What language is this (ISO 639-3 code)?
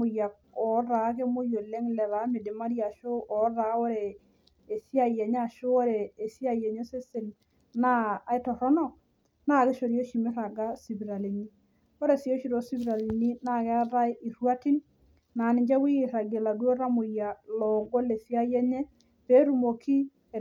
mas